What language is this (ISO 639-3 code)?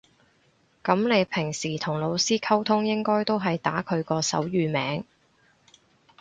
yue